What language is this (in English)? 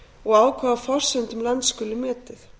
Icelandic